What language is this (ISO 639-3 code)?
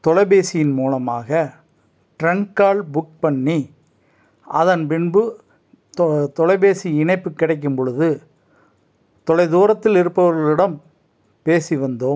tam